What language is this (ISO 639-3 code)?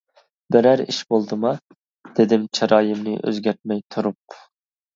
uig